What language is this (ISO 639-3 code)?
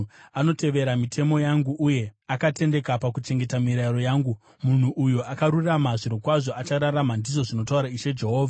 sna